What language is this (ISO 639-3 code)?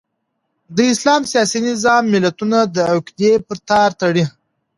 pus